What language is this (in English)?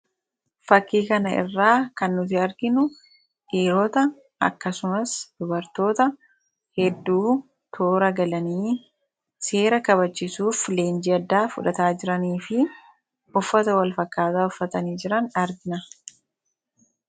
Oromo